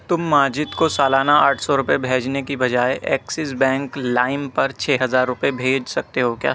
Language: Urdu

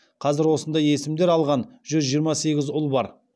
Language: Kazakh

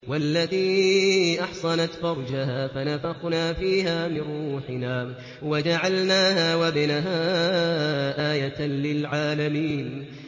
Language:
Arabic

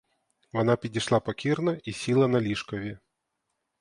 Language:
Ukrainian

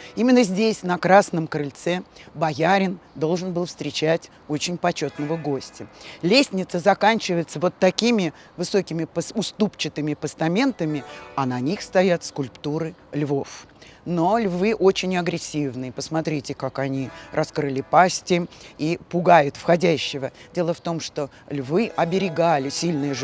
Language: Russian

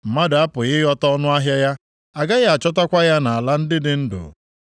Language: Igbo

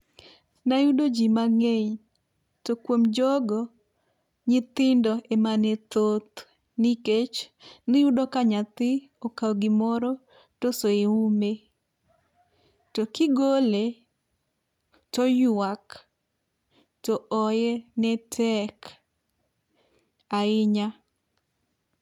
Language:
Luo (Kenya and Tanzania)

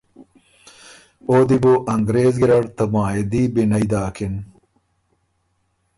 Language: Ormuri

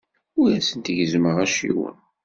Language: Kabyle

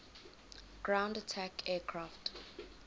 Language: English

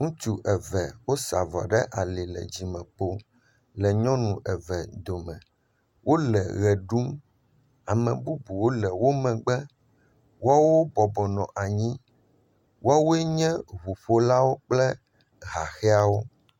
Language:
Ewe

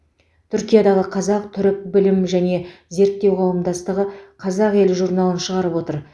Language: Kazakh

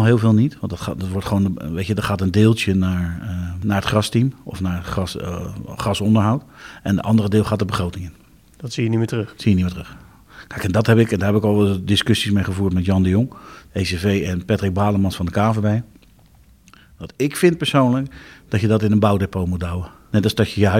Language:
Dutch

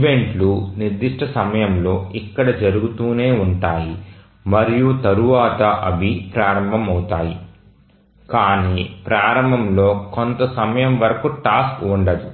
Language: Telugu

